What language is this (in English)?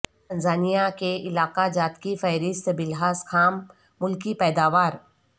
Urdu